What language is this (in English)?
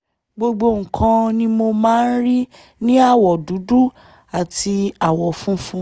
Yoruba